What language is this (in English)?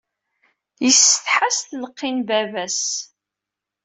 Kabyle